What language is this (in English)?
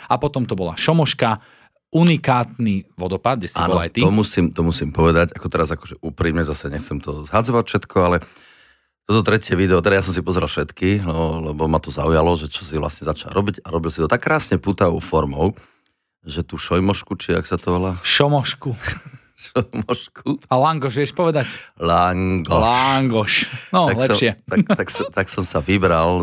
Slovak